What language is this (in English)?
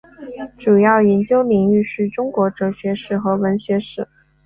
Chinese